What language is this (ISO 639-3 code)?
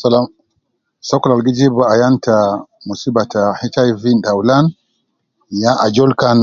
kcn